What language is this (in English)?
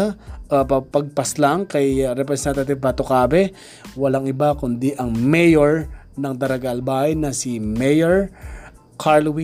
Filipino